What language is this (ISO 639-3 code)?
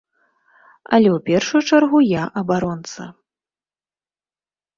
bel